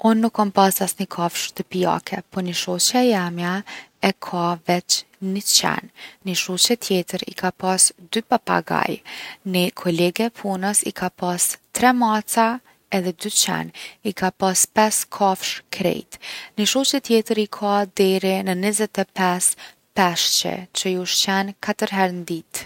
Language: Gheg Albanian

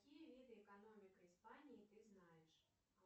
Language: Russian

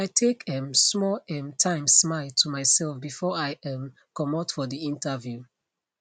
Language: Nigerian Pidgin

